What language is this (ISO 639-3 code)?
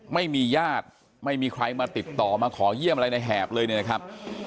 tha